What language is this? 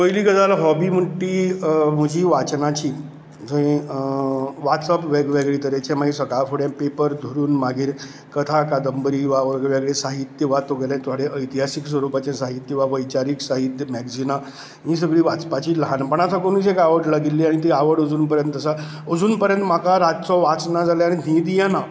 Konkani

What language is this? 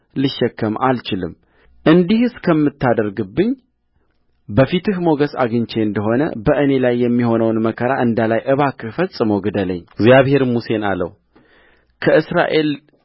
Amharic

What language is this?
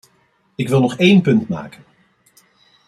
Dutch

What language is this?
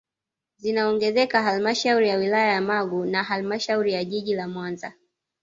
Swahili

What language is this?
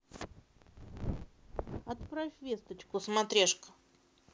Russian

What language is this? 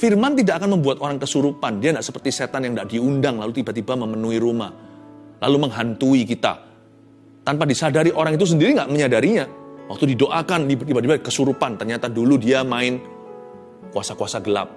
Indonesian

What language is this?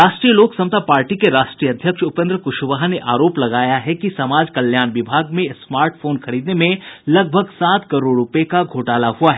Hindi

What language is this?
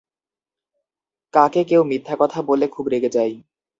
Bangla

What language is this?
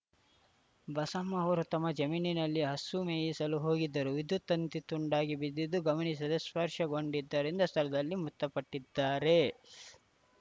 Kannada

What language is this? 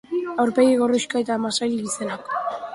Basque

